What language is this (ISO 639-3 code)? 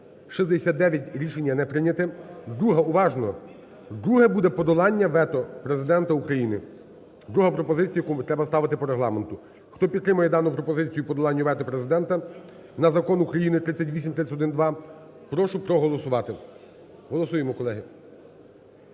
ukr